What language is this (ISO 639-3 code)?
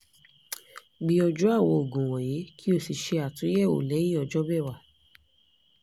yor